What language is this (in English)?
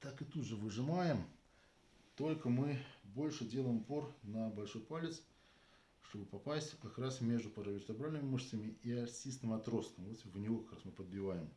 Russian